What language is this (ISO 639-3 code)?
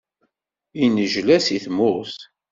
kab